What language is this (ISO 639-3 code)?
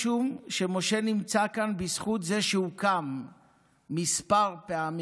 heb